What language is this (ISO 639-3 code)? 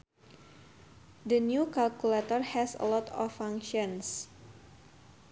sun